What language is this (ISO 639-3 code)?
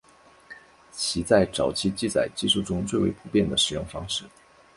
zho